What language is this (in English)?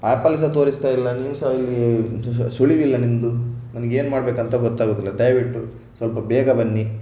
Kannada